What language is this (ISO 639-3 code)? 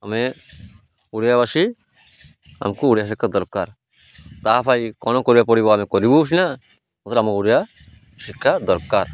ori